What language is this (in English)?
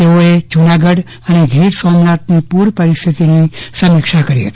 Gujarati